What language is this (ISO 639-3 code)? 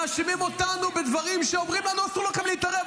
heb